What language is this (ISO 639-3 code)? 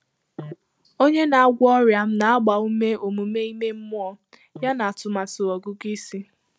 ibo